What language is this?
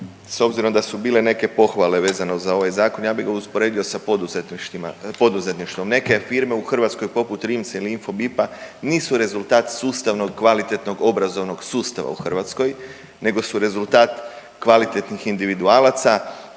Croatian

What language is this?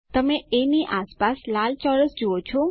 Gujarati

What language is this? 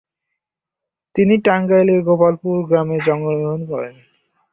Bangla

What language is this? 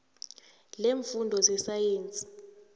South Ndebele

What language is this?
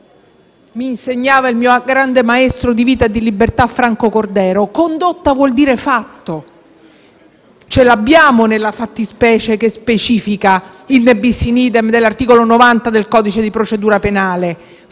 Italian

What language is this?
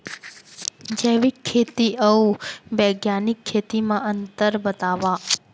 Chhattisgarhi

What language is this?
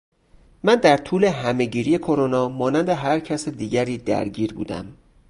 Persian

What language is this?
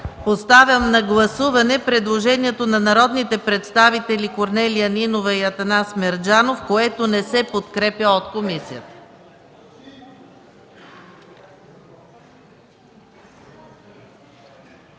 Bulgarian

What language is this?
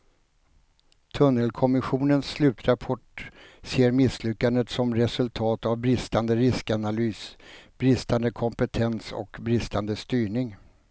Swedish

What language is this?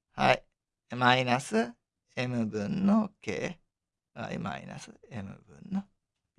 Japanese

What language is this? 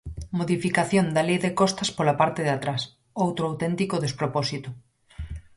Galician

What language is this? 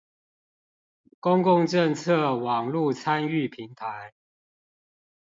Chinese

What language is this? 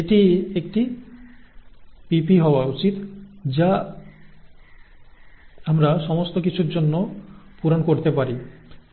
Bangla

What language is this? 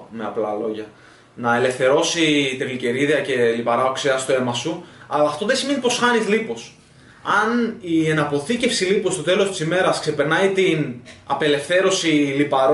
Greek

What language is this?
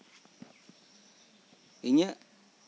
Santali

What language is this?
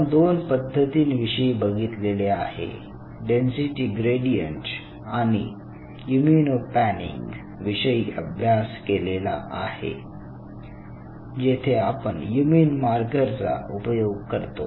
Marathi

